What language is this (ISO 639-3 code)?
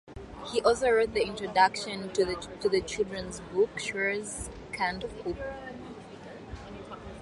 eng